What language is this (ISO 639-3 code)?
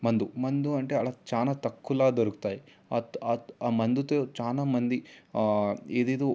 tel